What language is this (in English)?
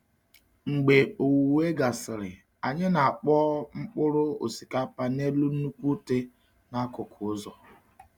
Igbo